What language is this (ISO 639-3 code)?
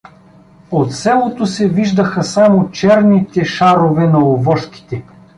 bul